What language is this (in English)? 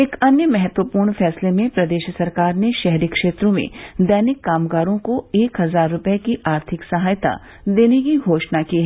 Hindi